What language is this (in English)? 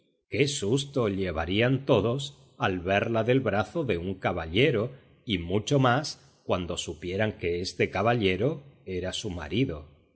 Spanish